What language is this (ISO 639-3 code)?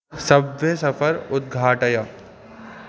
san